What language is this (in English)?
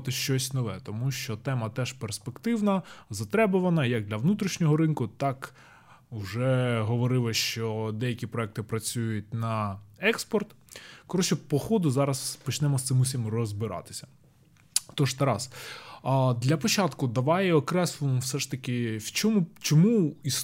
Ukrainian